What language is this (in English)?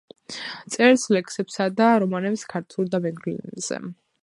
Georgian